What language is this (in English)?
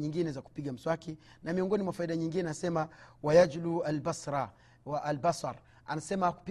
Swahili